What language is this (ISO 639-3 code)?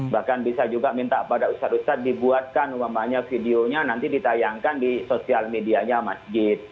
ind